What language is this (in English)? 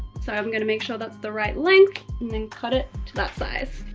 English